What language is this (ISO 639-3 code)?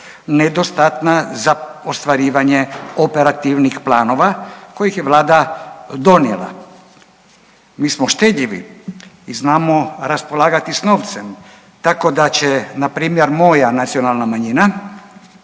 hrv